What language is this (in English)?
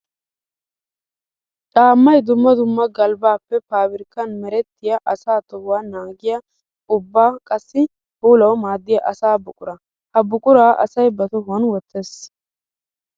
Wolaytta